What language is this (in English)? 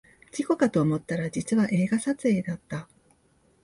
Japanese